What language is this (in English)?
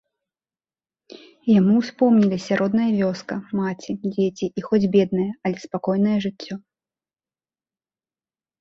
Belarusian